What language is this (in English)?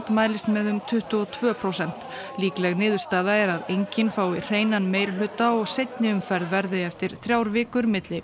Icelandic